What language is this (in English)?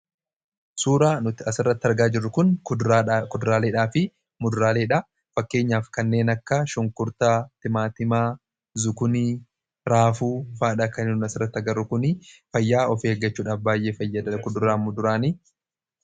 Oromo